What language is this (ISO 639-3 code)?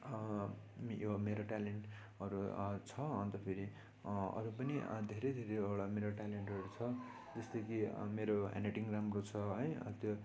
nep